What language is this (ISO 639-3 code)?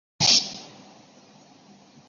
zho